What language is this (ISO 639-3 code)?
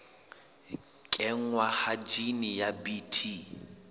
sot